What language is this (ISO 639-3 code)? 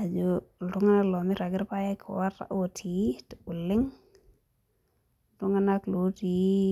mas